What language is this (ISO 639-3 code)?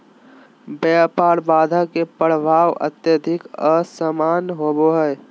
mag